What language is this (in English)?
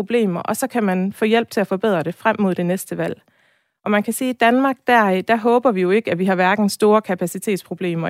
Danish